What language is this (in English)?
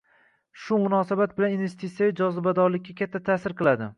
Uzbek